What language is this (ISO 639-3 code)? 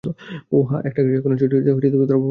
ben